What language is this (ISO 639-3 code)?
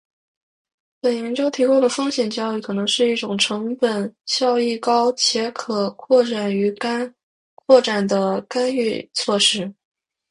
zho